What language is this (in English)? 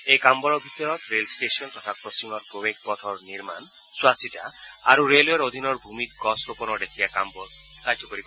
Assamese